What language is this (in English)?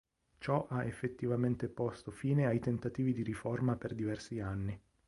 Italian